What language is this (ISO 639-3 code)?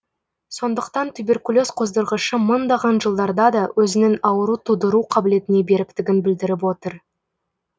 kaz